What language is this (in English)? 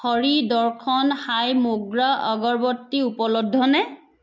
Assamese